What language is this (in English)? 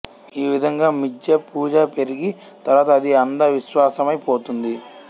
Telugu